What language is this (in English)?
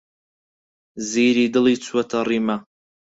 Central Kurdish